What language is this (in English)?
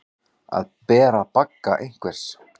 Icelandic